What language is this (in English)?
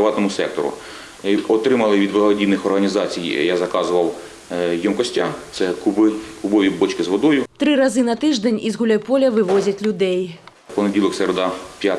Ukrainian